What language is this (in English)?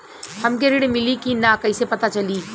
Bhojpuri